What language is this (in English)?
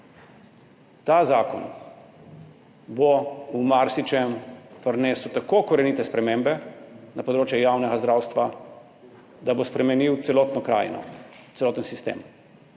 Slovenian